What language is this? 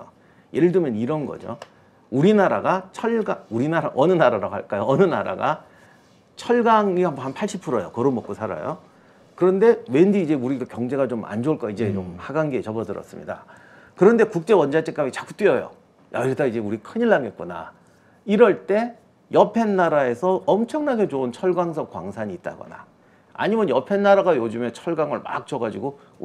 Korean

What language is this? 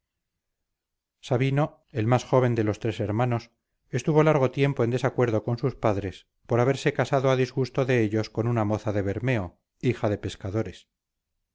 Spanish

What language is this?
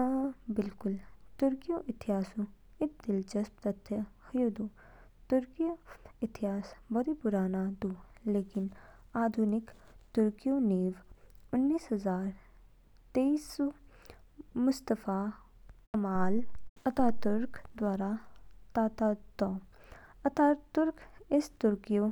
Kinnauri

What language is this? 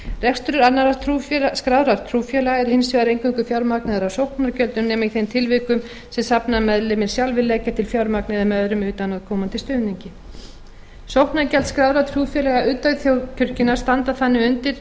Icelandic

